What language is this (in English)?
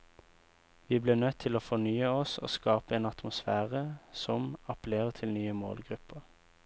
Norwegian